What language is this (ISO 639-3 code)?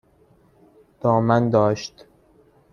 fas